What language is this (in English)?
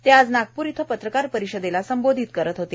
Marathi